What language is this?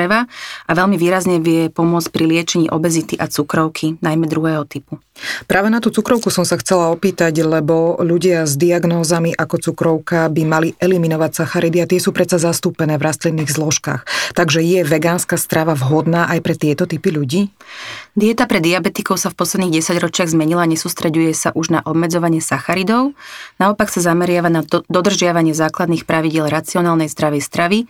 Slovak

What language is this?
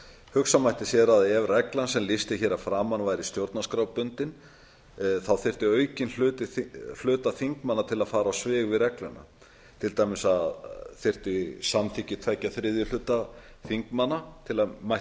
Icelandic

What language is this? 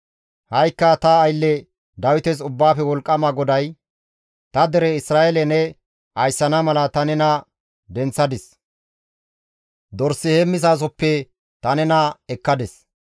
Gamo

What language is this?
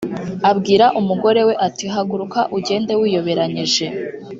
Kinyarwanda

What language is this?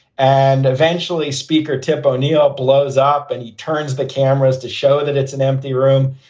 English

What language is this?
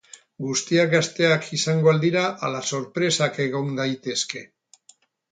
Basque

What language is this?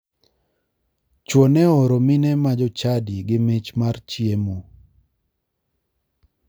Luo (Kenya and Tanzania)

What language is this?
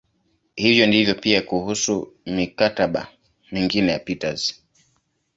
Swahili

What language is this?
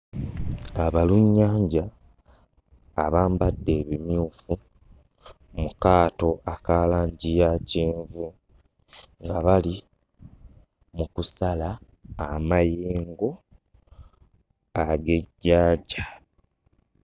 Ganda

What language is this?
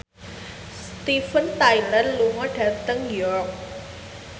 Javanese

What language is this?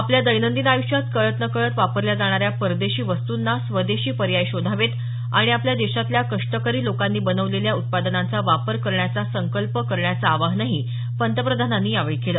Marathi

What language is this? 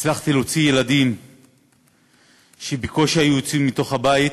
Hebrew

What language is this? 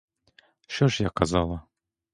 Ukrainian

